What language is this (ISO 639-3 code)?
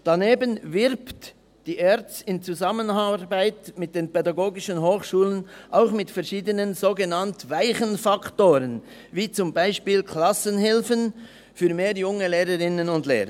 gsw